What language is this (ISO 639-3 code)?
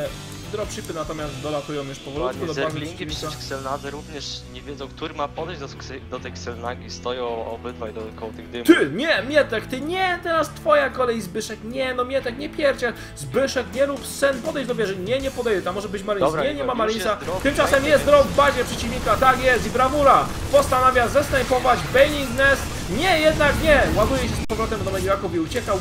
pol